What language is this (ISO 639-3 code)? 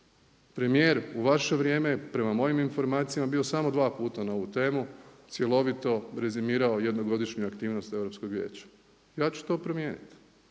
hrv